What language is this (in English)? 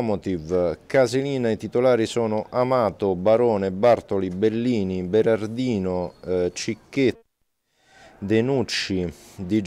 Italian